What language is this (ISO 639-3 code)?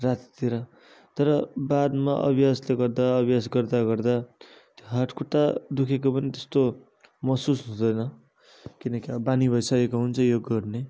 nep